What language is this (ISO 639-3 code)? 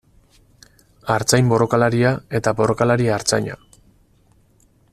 eus